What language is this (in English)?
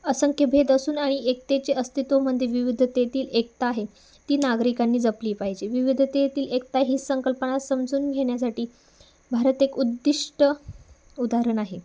Marathi